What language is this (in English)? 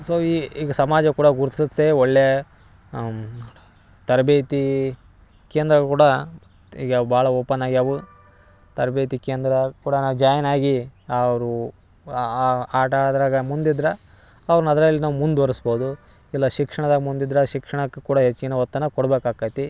Kannada